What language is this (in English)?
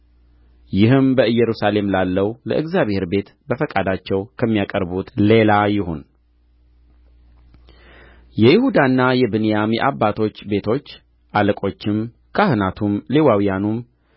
Amharic